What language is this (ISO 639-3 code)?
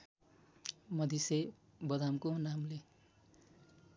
nep